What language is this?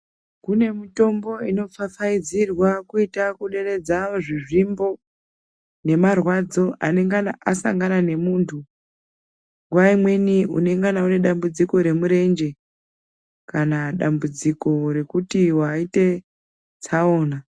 Ndau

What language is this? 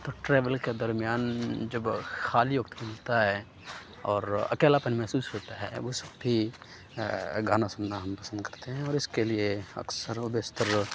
Urdu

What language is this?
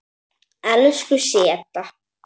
Icelandic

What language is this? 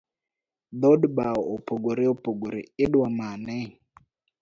Luo (Kenya and Tanzania)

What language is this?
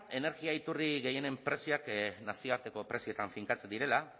Basque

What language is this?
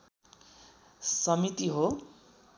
Nepali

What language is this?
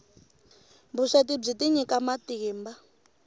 Tsonga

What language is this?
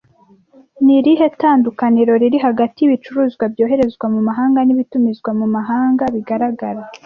Kinyarwanda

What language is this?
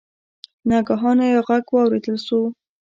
Pashto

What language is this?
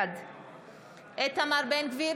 Hebrew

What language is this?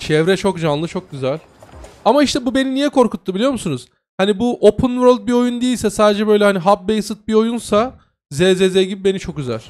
Turkish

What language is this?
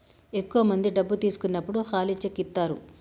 Telugu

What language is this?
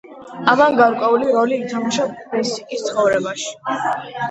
Georgian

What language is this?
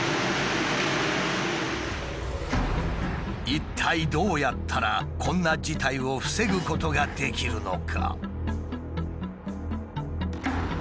Japanese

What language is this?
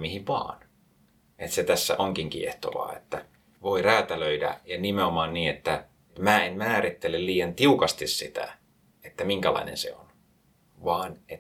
Finnish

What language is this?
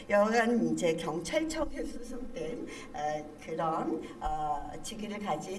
Korean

